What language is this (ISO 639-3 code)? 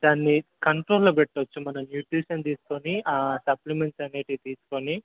tel